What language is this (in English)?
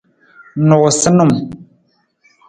Nawdm